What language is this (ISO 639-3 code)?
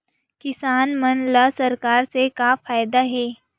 hne